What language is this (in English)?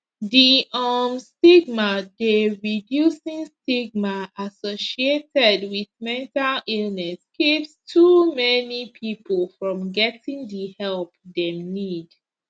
Nigerian Pidgin